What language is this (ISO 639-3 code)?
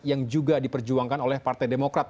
ind